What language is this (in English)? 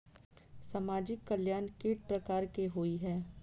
Maithili